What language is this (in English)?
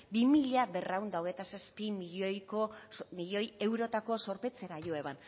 Basque